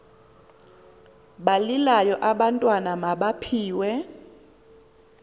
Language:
Xhosa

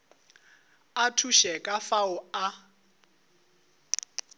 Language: Northern Sotho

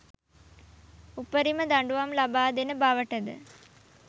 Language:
Sinhala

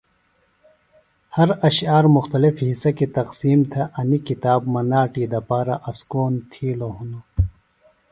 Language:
Phalura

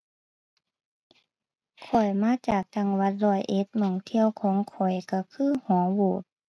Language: Thai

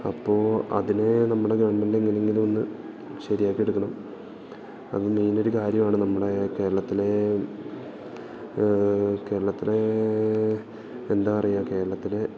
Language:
Malayalam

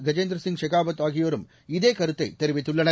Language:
Tamil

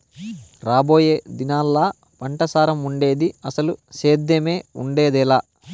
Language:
Telugu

